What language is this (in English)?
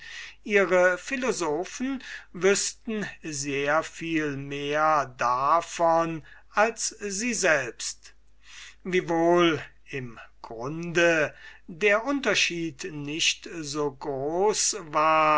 German